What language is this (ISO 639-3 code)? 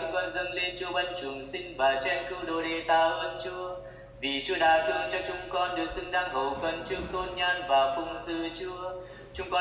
vie